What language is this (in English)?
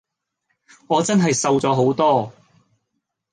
Cantonese